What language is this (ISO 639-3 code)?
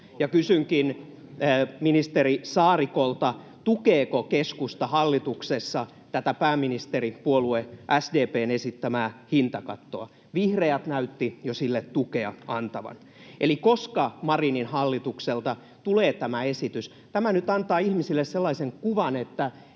fin